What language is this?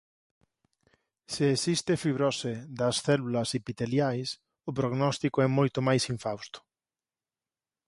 Galician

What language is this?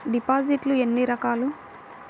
Telugu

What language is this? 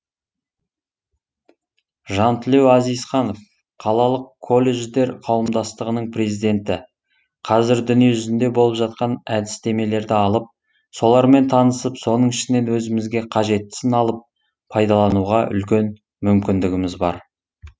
Kazakh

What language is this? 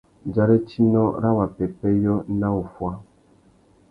Tuki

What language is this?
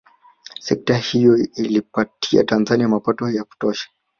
Swahili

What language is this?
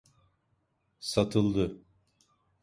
Turkish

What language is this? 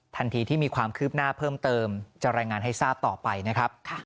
Thai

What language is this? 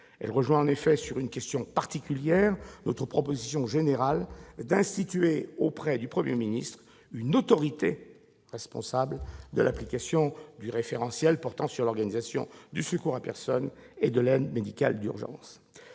French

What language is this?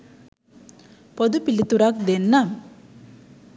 Sinhala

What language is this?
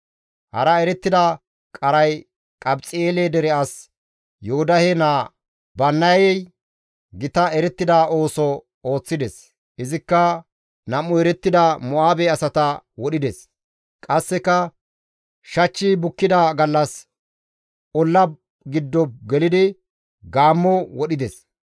Gamo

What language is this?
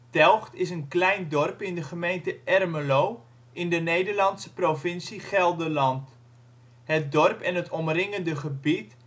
Dutch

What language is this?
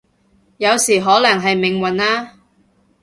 Cantonese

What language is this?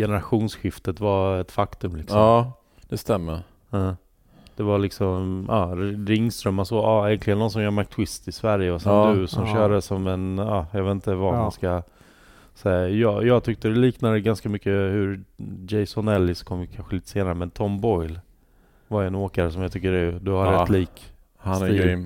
Swedish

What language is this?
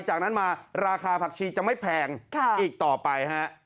Thai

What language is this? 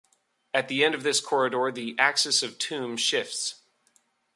English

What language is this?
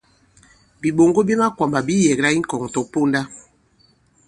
Bankon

